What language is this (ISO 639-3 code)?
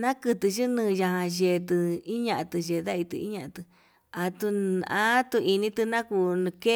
mab